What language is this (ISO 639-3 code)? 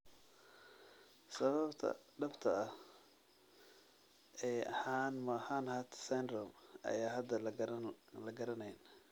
som